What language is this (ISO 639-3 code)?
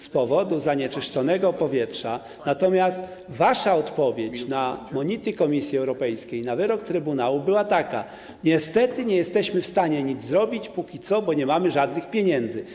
pol